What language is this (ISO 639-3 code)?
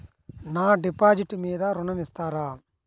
tel